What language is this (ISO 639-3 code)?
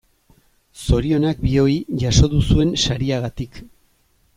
eus